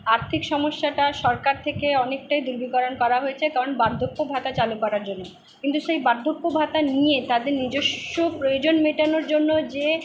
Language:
Bangla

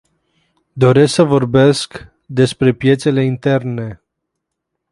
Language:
Romanian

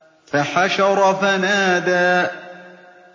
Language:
Arabic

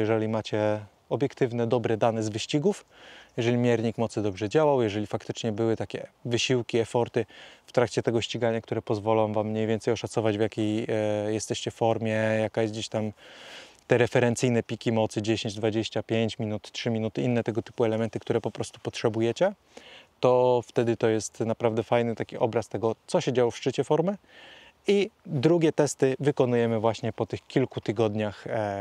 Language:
Polish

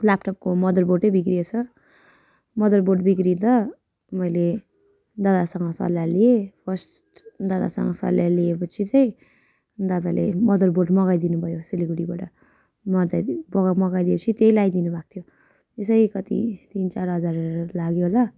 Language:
Nepali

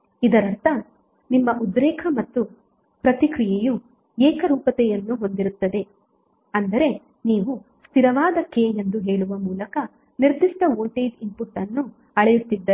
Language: Kannada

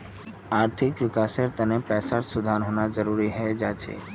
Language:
Magahi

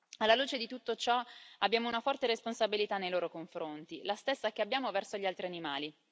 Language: Italian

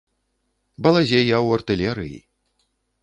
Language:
Belarusian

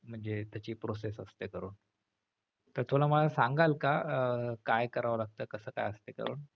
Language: Marathi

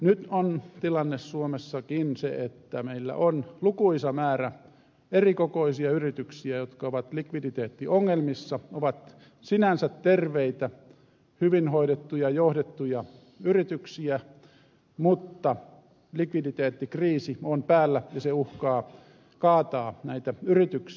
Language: Finnish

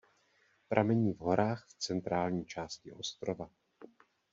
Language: Czech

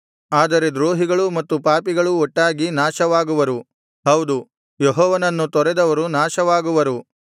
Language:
Kannada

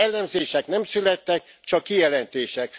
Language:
Hungarian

